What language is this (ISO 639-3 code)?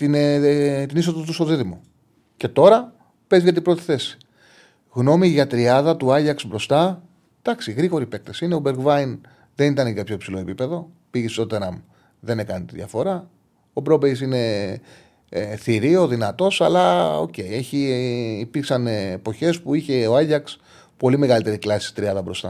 ell